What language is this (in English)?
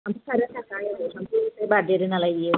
Bodo